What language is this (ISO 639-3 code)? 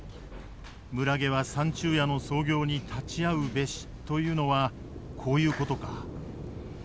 jpn